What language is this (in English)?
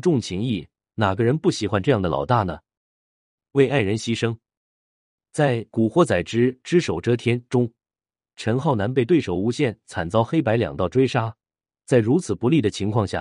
Chinese